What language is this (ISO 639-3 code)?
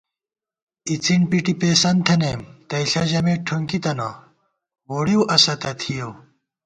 gwt